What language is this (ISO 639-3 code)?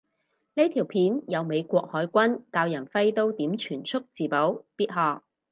yue